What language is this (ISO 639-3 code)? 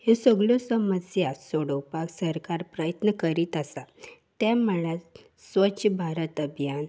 kok